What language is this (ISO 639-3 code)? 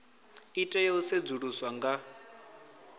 ven